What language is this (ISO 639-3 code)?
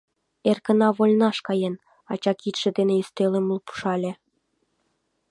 chm